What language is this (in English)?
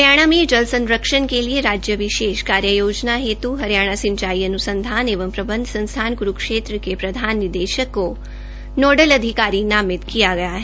Hindi